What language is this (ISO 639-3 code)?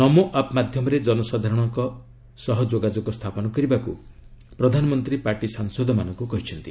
ori